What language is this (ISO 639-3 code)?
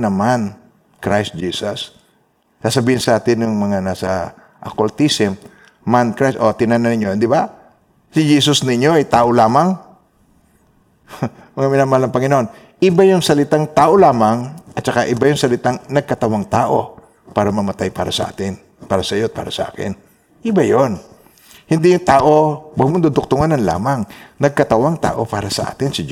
fil